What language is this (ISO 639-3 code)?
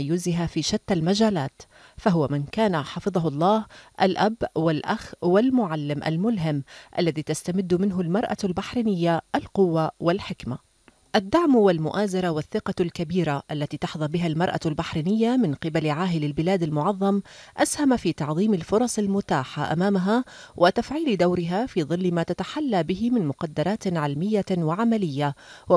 ara